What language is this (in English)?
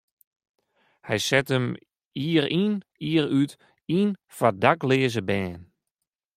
Western Frisian